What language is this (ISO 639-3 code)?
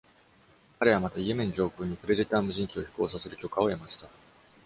jpn